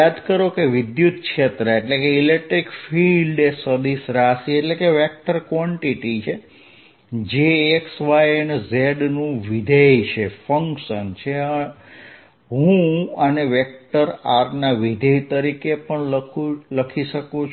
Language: Gujarati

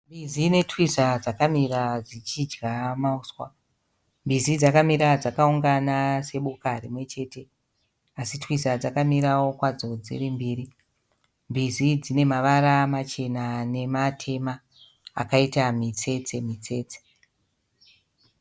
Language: Shona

